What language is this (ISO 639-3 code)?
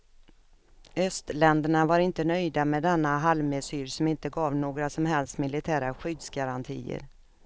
swe